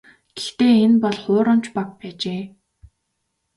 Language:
Mongolian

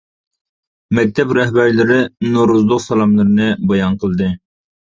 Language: Uyghur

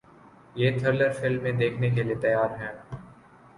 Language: Urdu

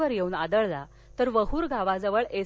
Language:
Marathi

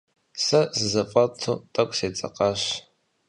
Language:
Kabardian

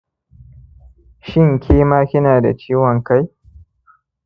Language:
Hausa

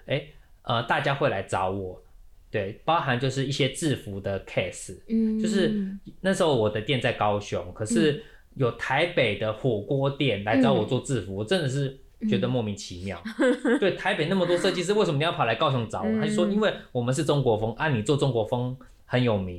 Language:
Chinese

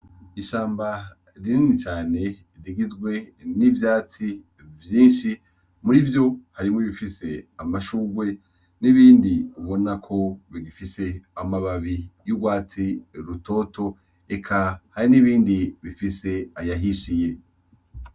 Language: Rundi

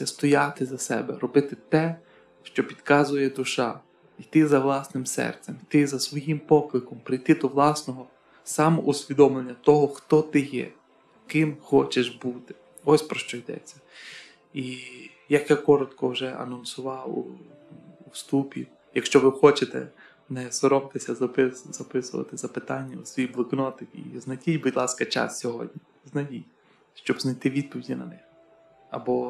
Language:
Ukrainian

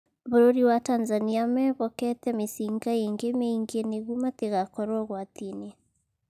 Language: Kikuyu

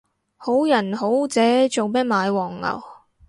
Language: Cantonese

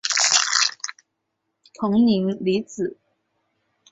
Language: Chinese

